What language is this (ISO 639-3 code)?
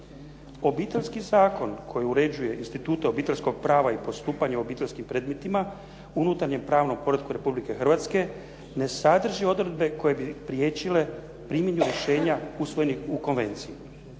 hrv